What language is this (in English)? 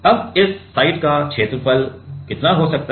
Hindi